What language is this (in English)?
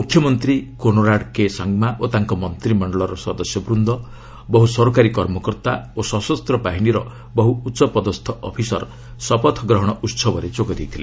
Odia